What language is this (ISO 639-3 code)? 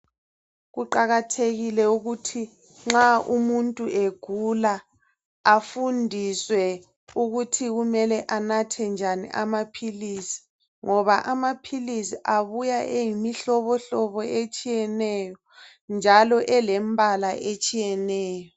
nde